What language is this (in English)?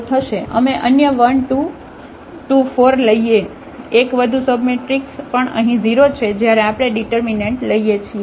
Gujarati